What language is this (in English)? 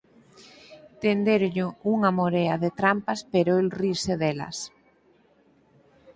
Galician